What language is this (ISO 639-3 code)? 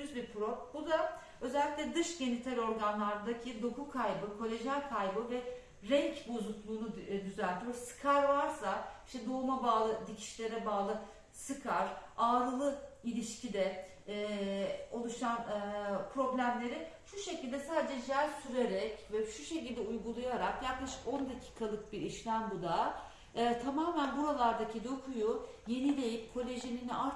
tur